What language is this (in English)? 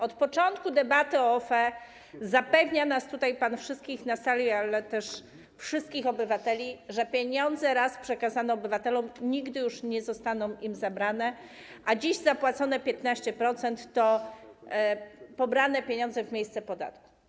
Polish